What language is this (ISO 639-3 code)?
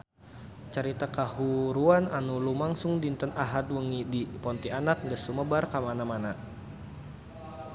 sun